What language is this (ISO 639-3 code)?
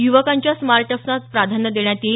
mar